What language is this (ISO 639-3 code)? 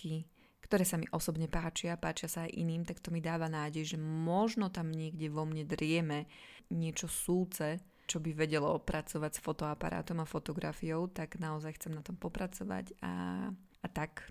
slk